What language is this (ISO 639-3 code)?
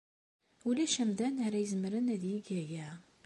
kab